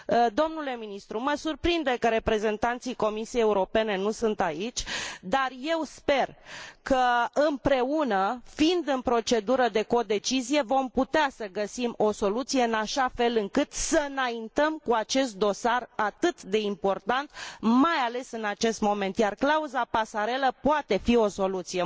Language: Romanian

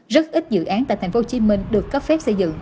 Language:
Vietnamese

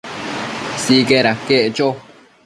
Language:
Matsés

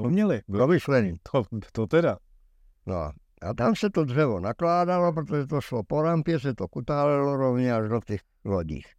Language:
Czech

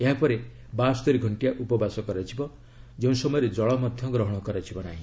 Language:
Odia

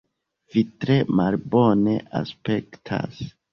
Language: Esperanto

